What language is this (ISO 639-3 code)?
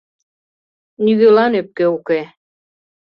chm